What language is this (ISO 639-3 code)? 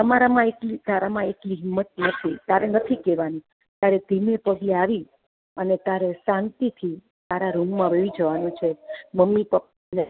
guj